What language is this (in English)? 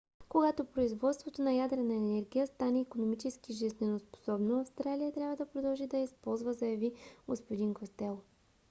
Bulgarian